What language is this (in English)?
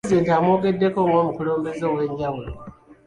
Ganda